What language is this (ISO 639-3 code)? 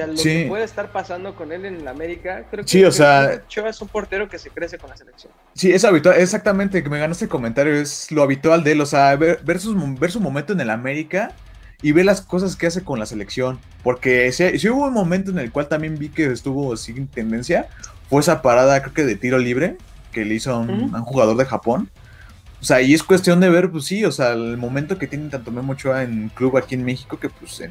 spa